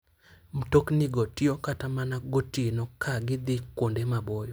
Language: Luo (Kenya and Tanzania)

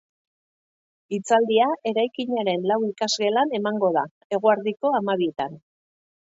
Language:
Basque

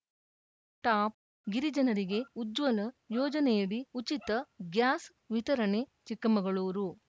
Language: Kannada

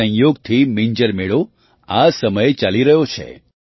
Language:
Gujarati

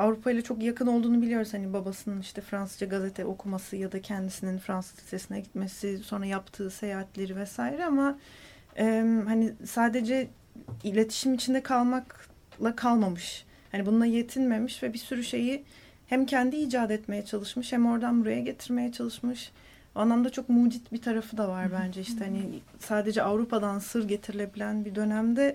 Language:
Turkish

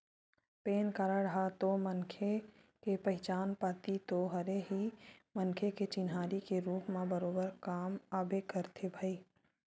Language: Chhattisgarhi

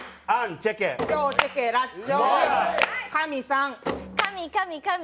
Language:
Japanese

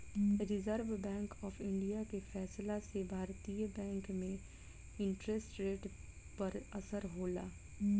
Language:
Bhojpuri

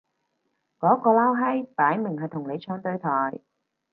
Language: Cantonese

